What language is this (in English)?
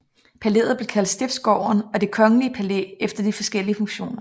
Danish